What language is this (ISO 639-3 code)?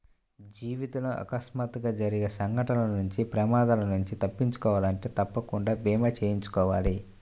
tel